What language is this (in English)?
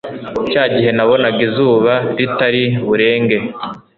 Kinyarwanda